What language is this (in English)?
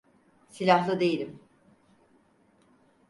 Turkish